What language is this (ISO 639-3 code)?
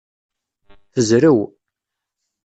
kab